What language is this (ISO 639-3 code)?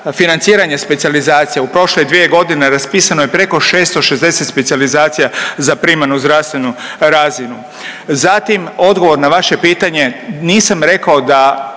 hrv